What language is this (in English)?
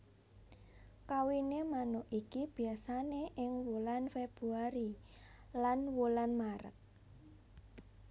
Javanese